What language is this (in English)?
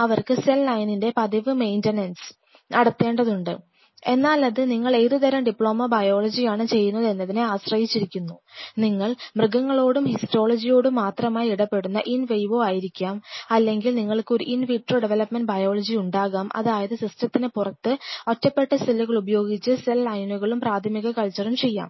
Malayalam